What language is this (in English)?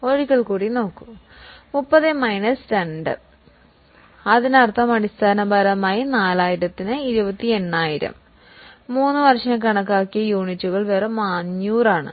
Malayalam